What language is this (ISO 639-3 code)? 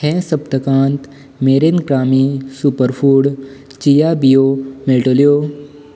kok